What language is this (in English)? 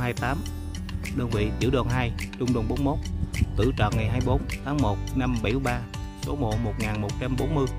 Vietnamese